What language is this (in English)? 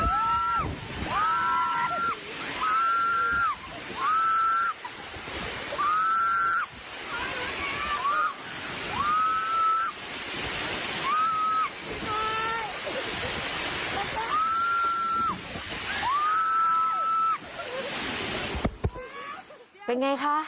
Thai